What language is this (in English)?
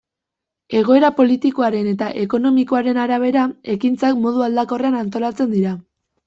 Basque